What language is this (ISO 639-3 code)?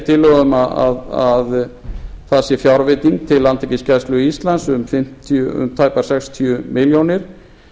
isl